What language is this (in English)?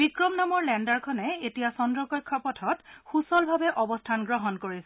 Assamese